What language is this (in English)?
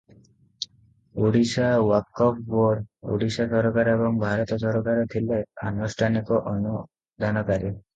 Odia